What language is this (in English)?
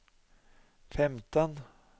Norwegian